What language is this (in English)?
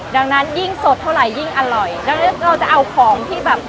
Thai